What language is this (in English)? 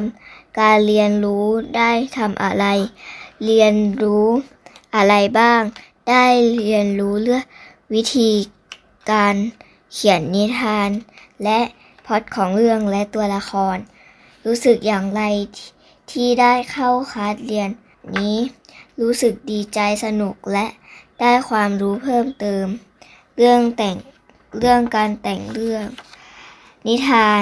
Thai